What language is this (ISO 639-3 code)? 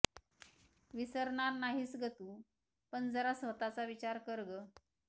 mar